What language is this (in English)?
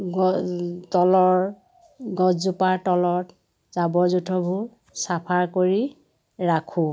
Assamese